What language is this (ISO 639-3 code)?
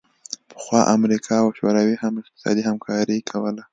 pus